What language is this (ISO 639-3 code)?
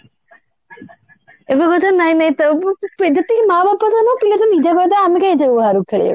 ori